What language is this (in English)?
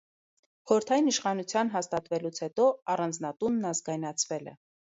Armenian